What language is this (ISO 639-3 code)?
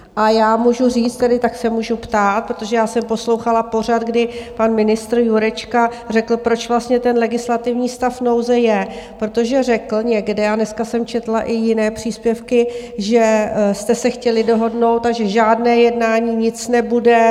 ces